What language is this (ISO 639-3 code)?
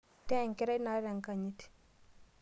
mas